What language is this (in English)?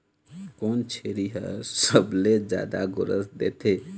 Chhattisgarhi